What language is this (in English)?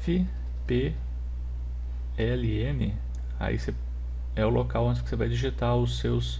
Portuguese